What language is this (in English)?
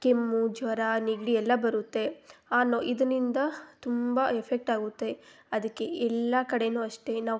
Kannada